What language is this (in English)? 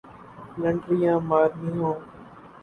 Urdu